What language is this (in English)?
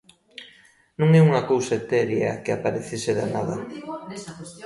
Galician